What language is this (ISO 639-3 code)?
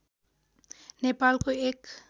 nep